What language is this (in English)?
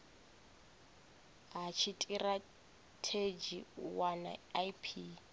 Venda